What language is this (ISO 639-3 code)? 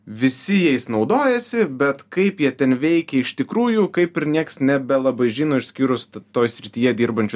lit